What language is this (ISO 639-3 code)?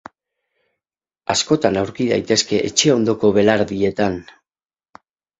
eus